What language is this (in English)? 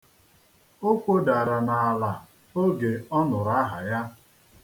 Igbo